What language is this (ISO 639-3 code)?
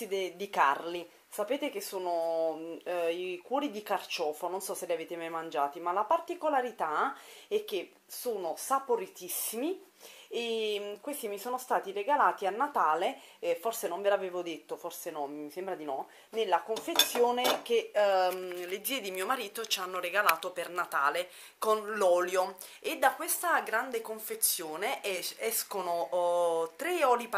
ita